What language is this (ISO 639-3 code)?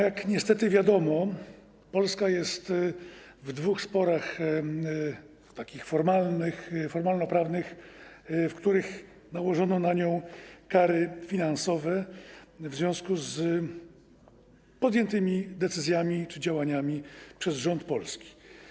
pol